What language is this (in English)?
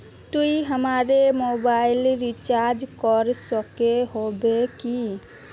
Magahi